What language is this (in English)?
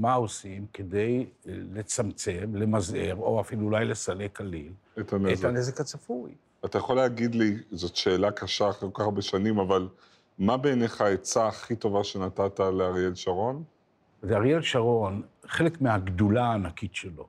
Hebrew